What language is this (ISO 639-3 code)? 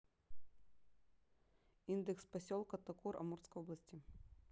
rus